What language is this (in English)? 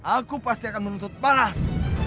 Indonesian